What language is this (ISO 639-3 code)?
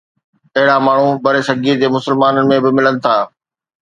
snd